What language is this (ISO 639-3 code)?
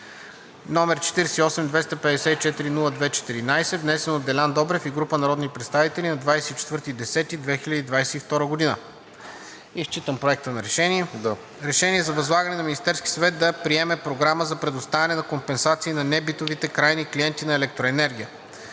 bul